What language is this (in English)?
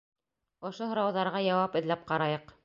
Bashkir